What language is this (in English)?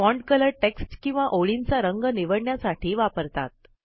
Marathi